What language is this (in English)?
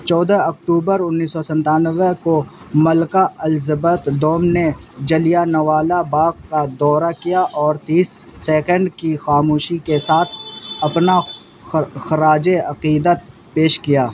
Urdu